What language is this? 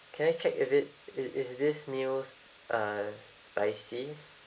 English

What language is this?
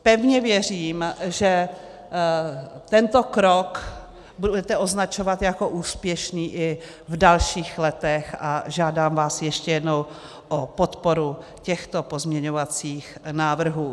Czech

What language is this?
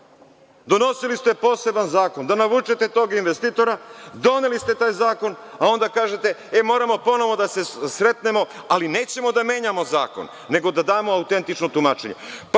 Serbian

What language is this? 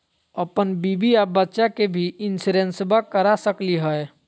Magahi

